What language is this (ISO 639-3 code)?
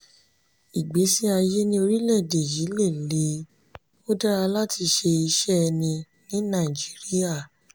yor